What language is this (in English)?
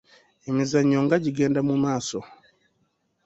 Ganda